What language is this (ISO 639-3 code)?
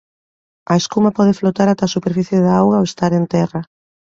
glg